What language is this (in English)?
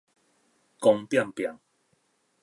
Min Nan Chinese